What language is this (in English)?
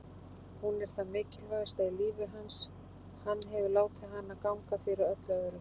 Icelandic